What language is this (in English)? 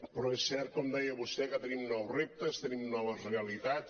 Catalan